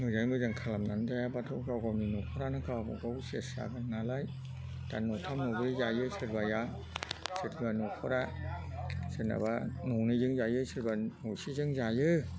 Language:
Bodo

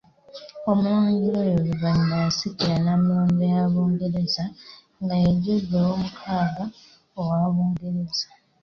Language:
Ganda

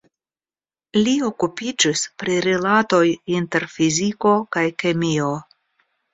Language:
Esperanto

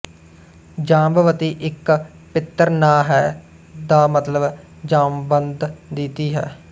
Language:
Punjabi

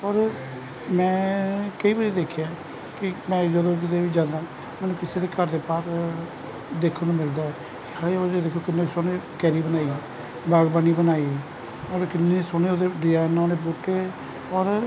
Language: Punjabi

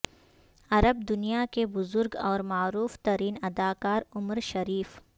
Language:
Urdu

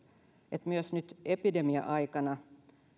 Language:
Finnish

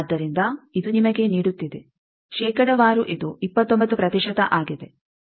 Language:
Kannada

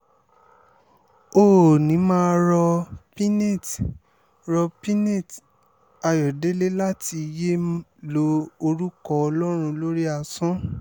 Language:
Yoruba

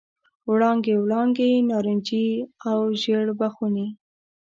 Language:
Pashto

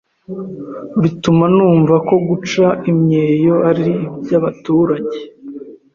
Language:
Kinyarwanda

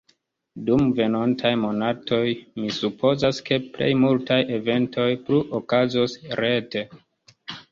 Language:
Esperanto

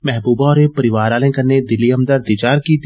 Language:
Dogri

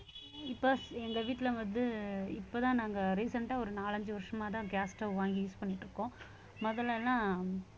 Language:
Tamil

